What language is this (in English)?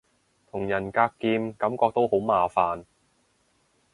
Cantonese